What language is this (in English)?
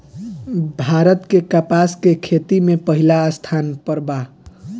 Bhojpuri